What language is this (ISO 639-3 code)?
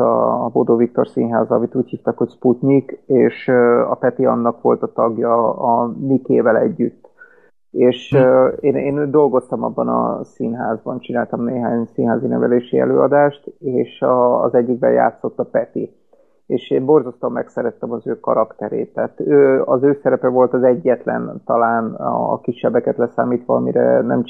hun